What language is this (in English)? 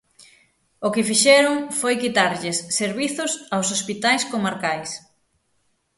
Galician